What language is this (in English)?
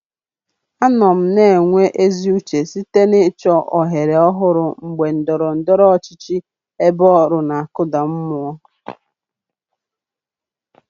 Igbo